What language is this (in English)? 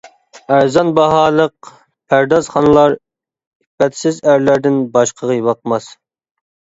Uyghur